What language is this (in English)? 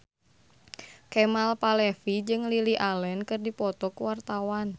Sundanese